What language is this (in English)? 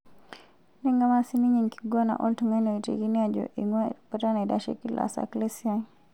Masai